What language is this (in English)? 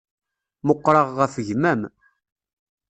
Kabyle